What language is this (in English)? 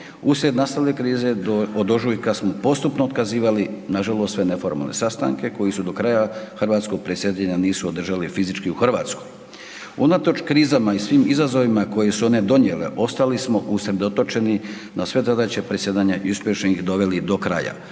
Croatian